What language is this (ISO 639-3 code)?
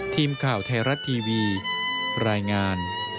tha